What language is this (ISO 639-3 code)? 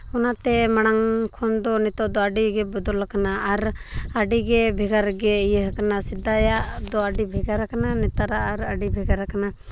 sat